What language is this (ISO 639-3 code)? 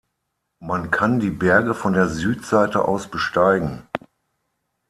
deu